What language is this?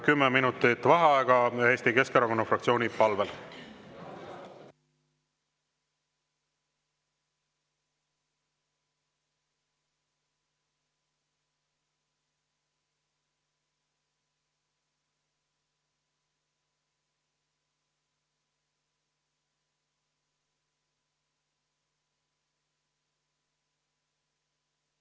Estonian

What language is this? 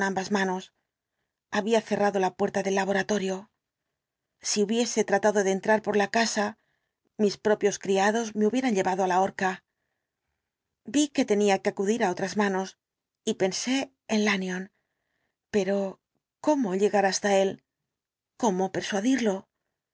Spanish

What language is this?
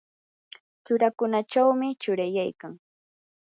Yanahuanca Pasco Quechua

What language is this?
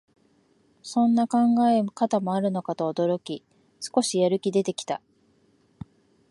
Japanese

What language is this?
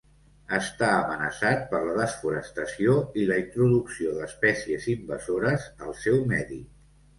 Catalan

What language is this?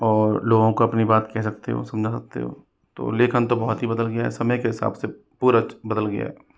Hindi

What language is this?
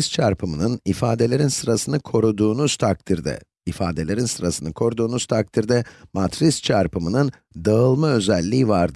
Turkish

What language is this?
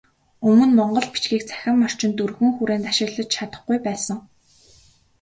Mongolian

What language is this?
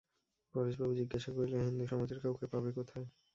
Bangla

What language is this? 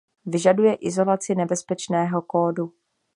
Czech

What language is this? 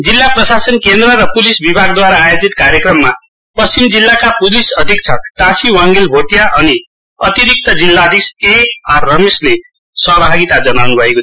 Nepali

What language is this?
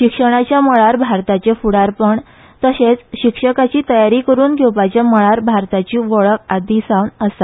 Konkani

